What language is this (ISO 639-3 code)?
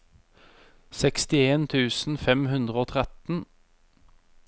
nor